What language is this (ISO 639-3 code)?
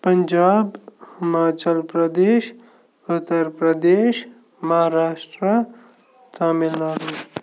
kas